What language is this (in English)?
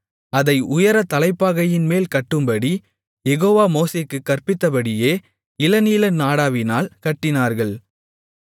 Tamil